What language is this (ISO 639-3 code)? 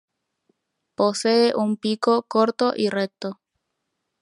spa